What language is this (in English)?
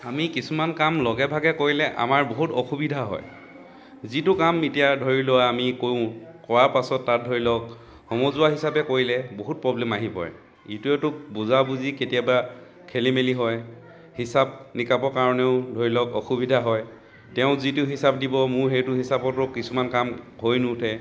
Assamese